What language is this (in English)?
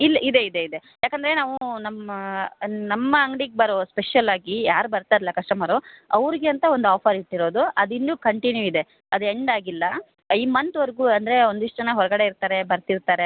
Kannada